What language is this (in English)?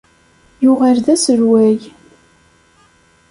Kabyle